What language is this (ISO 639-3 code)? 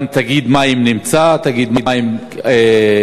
heb